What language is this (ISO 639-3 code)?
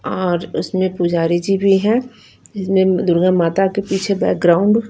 hin